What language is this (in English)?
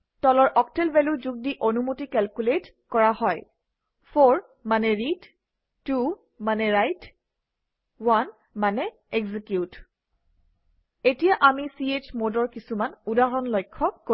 Assamese